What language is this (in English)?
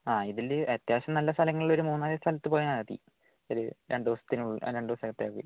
Malayalam